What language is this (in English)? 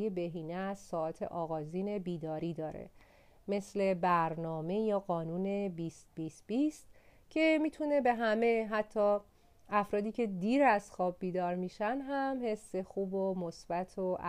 Persian